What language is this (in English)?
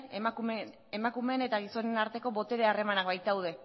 Basque